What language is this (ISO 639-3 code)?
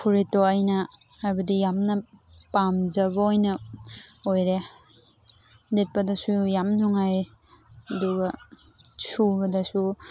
mni